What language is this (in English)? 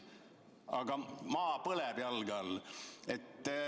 Estonian